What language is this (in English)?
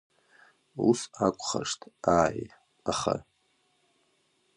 Abkhazian